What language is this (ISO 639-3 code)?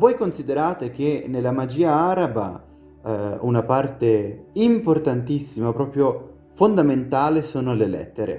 ita